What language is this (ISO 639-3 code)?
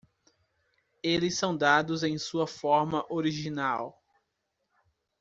por